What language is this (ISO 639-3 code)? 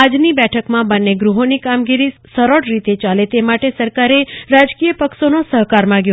guj